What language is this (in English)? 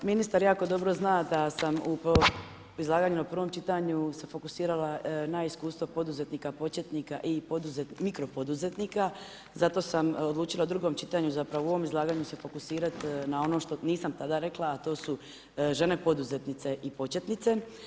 Croatian